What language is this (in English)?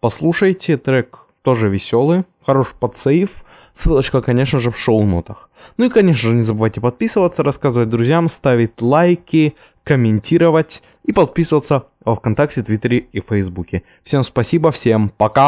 Russian